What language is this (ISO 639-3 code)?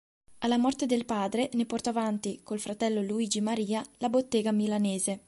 ita